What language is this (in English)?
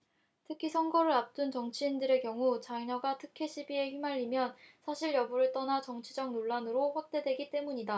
Korean